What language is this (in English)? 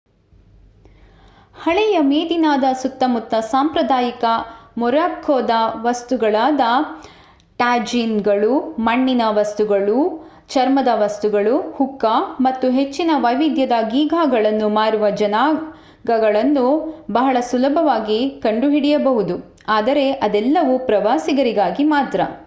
Kannada